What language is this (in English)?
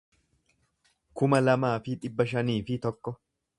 Oromo